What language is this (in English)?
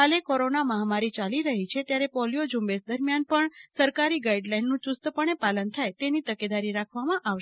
Gujarati